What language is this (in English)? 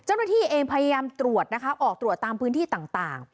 Thai